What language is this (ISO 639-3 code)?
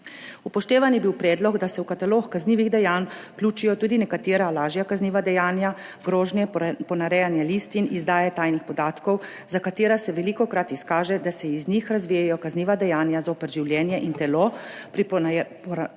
slv